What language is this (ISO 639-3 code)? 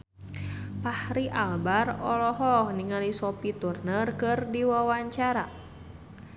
sun